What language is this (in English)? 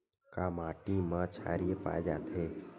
Chhattisgarhi